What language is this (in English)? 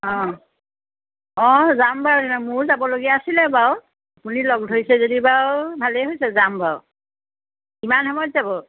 Assamese